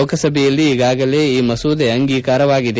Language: Kannada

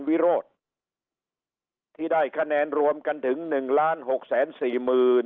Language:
Thai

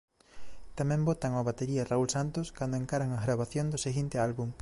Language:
Galician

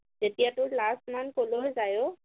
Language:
Assamese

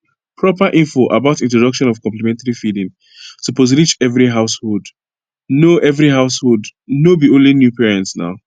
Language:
Nigerian Pidgin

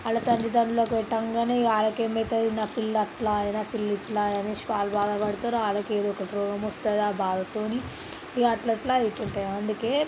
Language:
Telugu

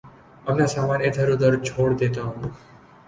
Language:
Urdu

